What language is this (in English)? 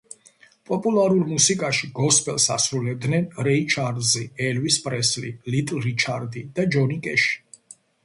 Georgian